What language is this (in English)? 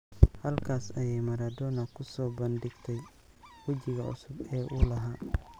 Somali